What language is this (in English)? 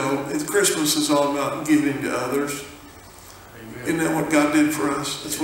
English